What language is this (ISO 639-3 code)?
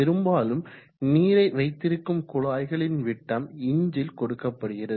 tam